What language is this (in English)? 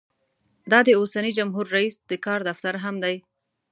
Pashto